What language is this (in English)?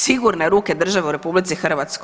Croatian